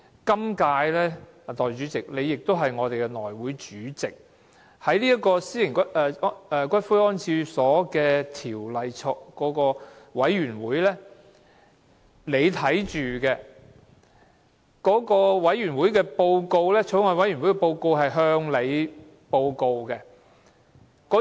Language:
Cantonese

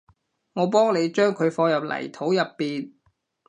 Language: Cantonese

